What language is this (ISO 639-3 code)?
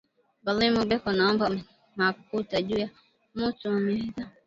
swa